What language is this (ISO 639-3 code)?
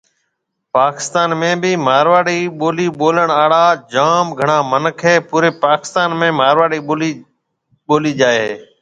mve